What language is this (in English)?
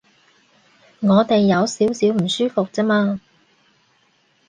Cantonese